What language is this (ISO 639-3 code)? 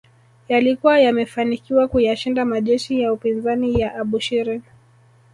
swa